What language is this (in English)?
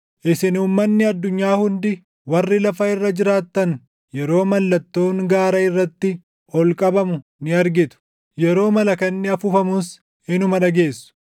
Oromo